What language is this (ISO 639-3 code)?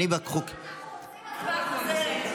heb